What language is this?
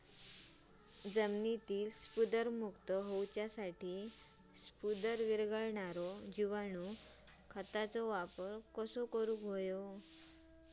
Marathi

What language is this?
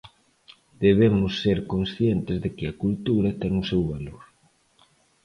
Galician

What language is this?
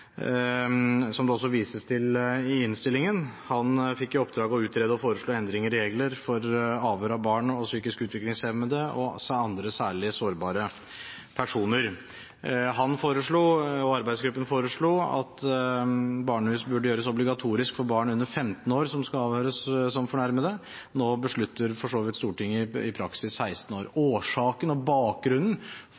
Norwegian Bokmål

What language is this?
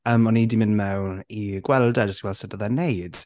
Welsh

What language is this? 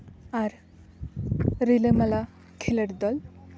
Santali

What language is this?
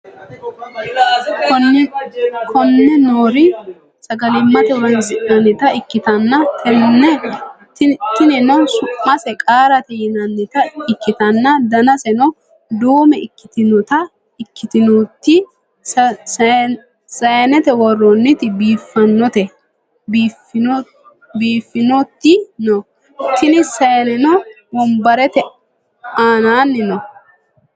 Sidamo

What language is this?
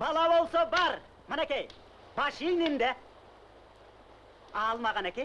Turkish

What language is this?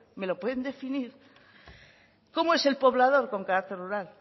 Spanish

